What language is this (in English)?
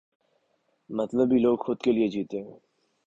Urdu